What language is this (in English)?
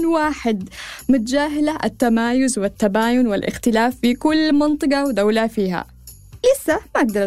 Arabic